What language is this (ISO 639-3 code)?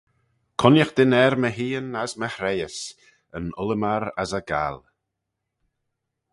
glv